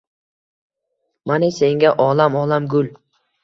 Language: Uzbek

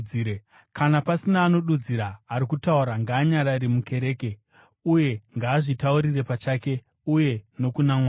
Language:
Shona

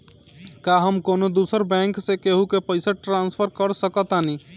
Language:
Bhojpuri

